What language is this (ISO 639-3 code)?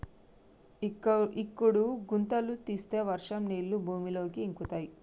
tel